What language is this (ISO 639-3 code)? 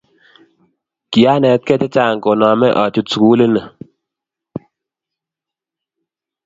kln